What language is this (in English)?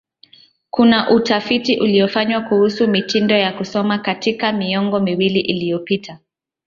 Swahili